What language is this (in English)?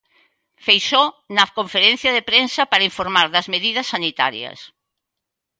Galician